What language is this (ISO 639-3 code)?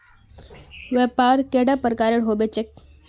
mag